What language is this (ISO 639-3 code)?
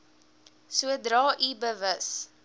afr